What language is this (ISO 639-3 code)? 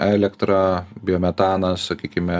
lit